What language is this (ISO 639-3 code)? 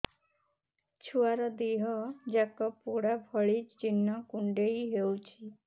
ori